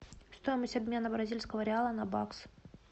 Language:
Russian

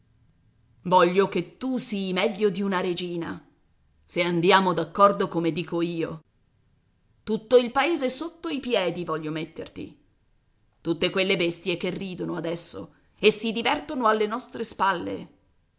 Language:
Italian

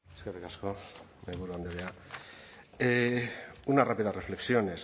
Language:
Basque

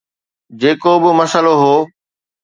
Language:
Sindhi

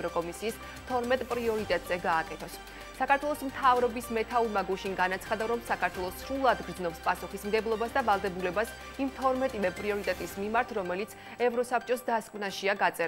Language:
Romanian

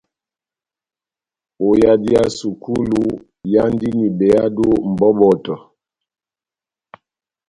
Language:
Batanga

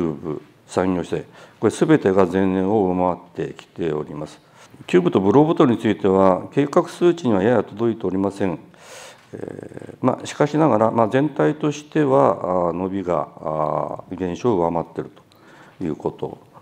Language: Japanese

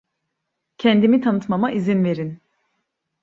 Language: Turkish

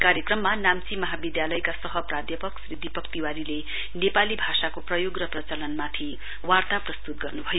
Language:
Nepali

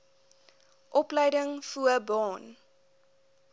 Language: Afrikaans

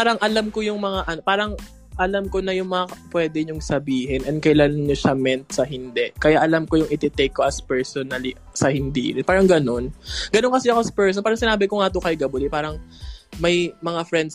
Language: Filipino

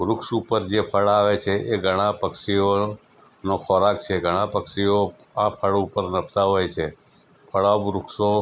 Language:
Gujarati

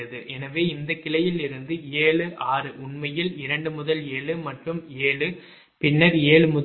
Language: Tamil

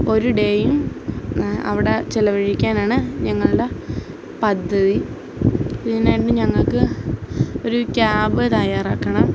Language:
Malayalam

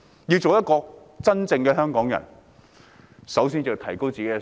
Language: Cantonese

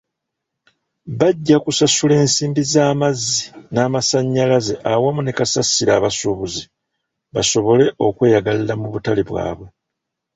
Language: Ganda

